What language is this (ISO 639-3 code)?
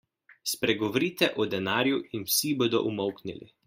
slv